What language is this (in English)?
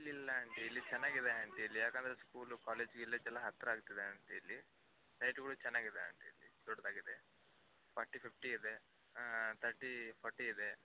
Kannada